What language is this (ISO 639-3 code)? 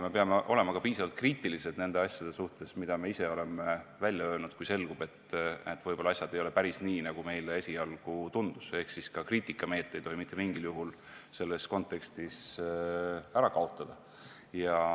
est